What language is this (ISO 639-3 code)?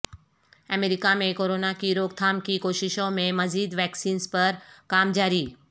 urd